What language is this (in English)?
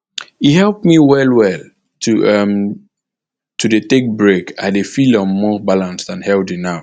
Nigerian Pidgin